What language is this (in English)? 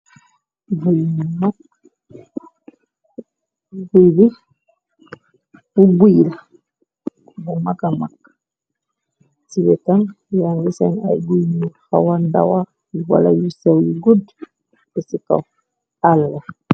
Wolof